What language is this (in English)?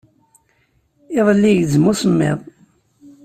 Kabyle